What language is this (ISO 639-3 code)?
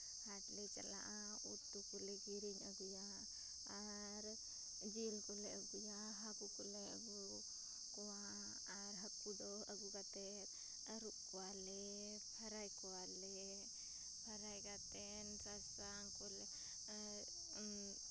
sat